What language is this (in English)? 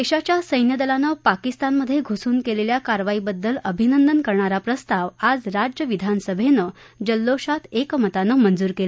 Marathi